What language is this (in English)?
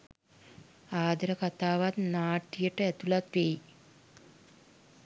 Sinhala